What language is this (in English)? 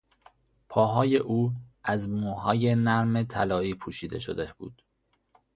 Persian